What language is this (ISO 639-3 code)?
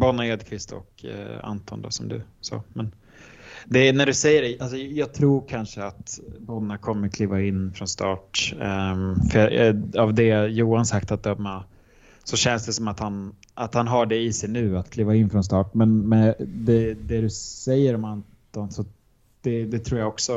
swe